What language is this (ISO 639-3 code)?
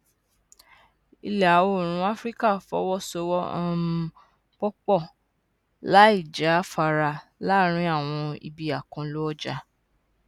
yor